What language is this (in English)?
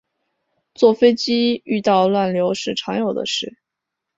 Chinese